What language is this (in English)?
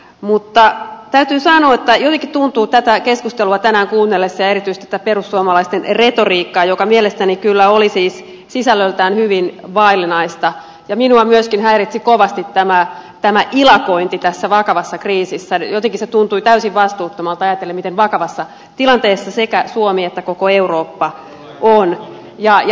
Finnish